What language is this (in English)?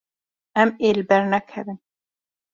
Kurdish